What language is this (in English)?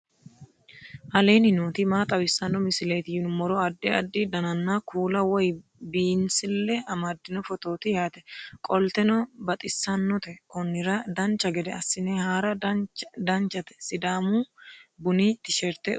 Sidamo